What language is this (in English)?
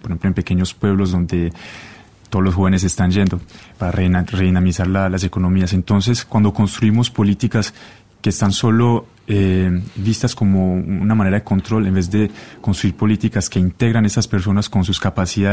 Spanish